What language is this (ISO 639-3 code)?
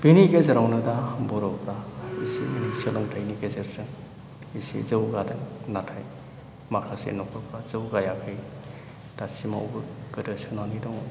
brx